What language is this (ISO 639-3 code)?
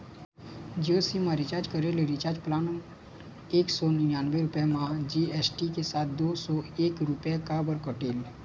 hne